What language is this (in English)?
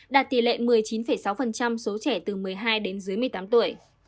Vietnamese